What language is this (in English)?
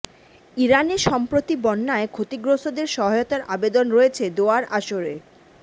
Bangla